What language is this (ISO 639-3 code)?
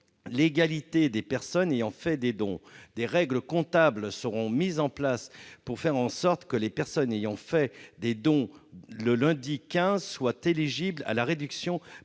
fra